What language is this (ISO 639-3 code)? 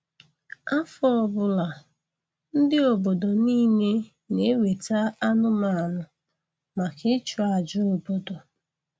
ibo